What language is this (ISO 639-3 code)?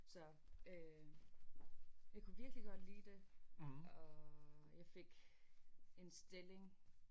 dan